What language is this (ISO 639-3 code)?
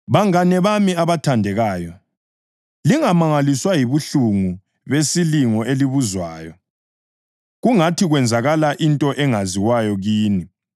nde